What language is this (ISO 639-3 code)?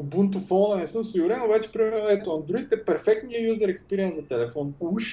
bul